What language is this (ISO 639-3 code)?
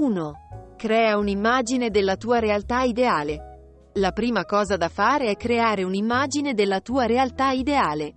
ita